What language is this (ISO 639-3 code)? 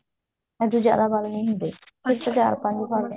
pan